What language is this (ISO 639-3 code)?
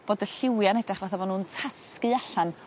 cym